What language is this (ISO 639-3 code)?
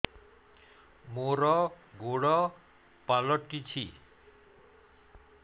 ori